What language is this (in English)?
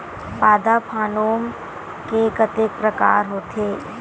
Chhattisgarhi